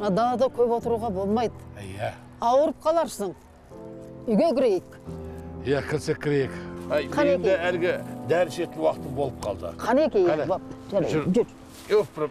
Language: Turkish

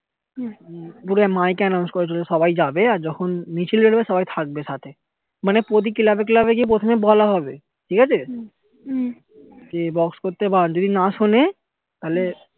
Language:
Bangla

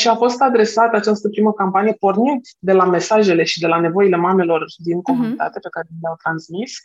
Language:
Romanian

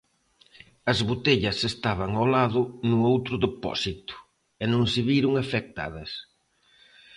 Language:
Galician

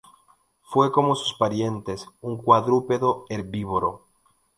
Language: Spanish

